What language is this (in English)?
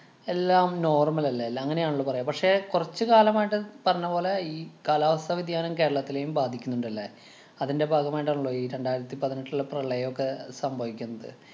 Malayalam